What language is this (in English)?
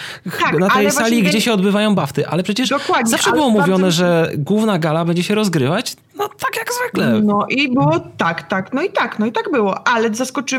Polish